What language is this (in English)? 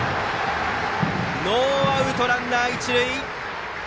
Japanese